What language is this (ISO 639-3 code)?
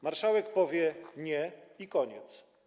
pol